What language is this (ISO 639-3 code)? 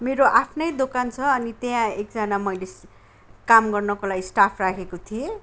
nep